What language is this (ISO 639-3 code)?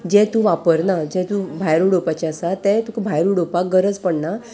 kok